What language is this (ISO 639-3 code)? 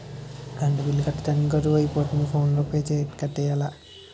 tel